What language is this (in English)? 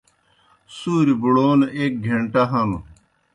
Kohistani Shina